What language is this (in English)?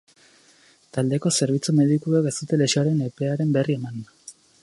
Basque